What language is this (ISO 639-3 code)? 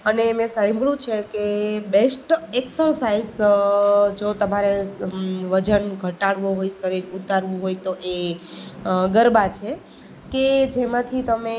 guj